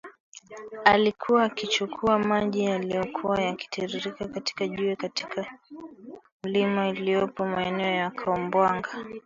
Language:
Swahili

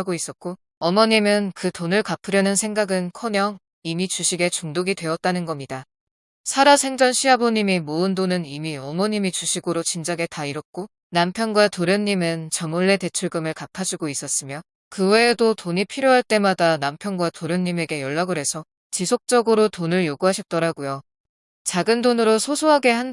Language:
Korean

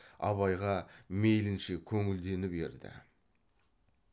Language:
Kazakh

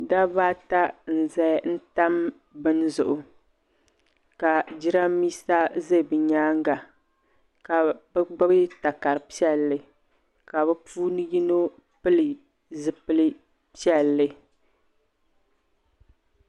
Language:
Dagbani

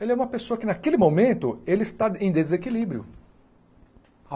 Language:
Portuguese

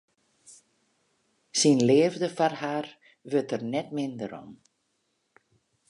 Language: Western Frisian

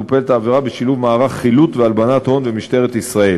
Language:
Hebrew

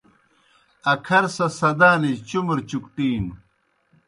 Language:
Kohistani Shina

